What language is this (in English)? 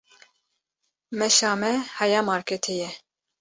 Kurdish